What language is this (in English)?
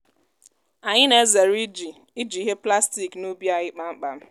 Igbo